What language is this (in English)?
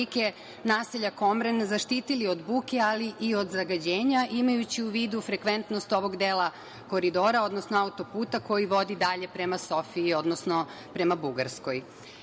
Serbian